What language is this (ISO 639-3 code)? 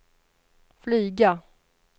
swe